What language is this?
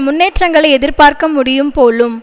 Tamil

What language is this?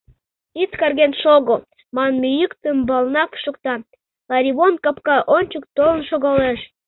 Mari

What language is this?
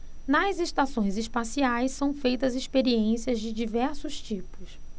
Portuguese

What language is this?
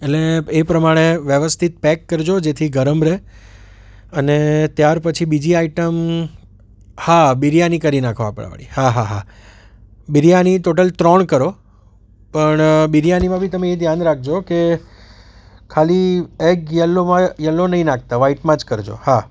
Gujarati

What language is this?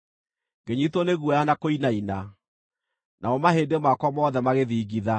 Kikuyu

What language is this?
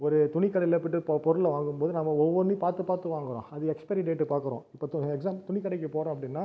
Tamil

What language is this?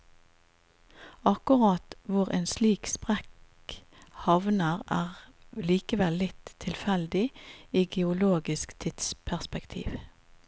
Norwegian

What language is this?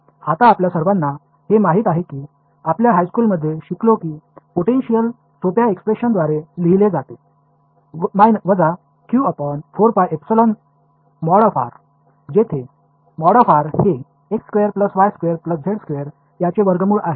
Marathi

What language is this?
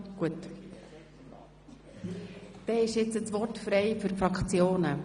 Swiss German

